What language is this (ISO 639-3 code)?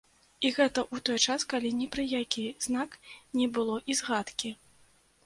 bel